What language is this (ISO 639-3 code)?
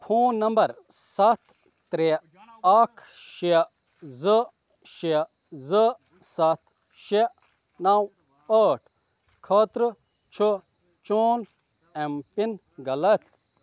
kas